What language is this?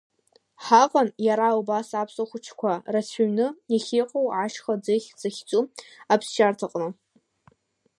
Abkhazian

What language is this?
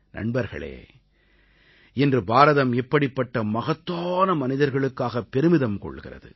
Tamil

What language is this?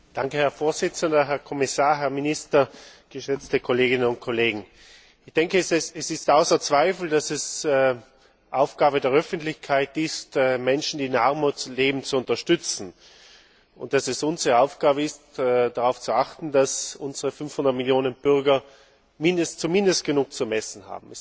German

